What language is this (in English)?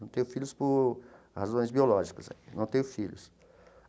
Portuguese